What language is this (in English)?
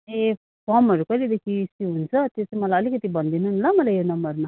Nepali